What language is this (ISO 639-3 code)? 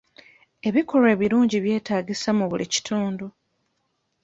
lug